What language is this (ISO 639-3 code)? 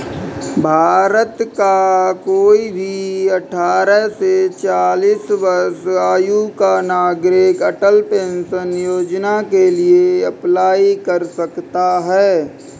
hin